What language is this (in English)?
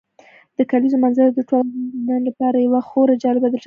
Pashto